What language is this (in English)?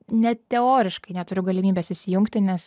Lithuanian